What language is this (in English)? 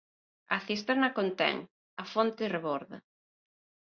Galician